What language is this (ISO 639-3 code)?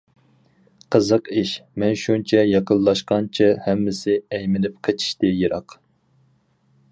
uig